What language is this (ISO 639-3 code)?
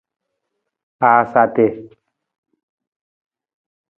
nmz